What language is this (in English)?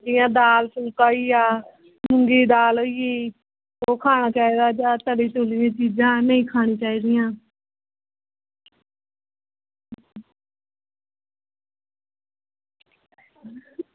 Dogri